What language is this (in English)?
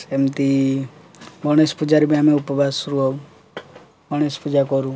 Odia